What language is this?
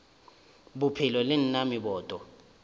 Northern Sotho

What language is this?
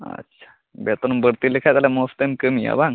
Santali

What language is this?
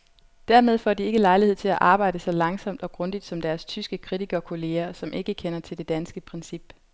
Danish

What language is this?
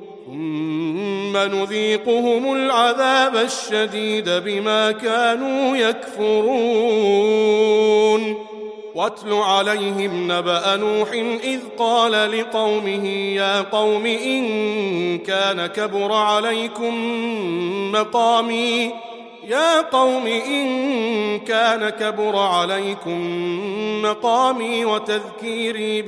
Arabic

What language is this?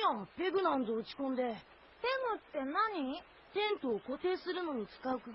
Japanese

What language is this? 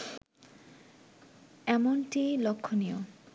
Bangla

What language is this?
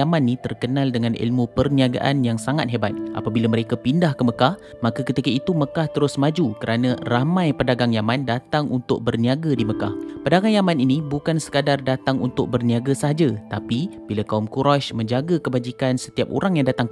Malay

